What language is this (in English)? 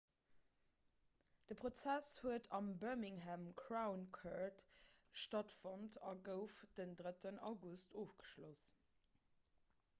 Luxembourgish